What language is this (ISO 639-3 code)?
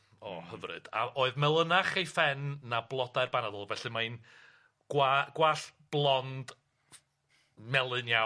cym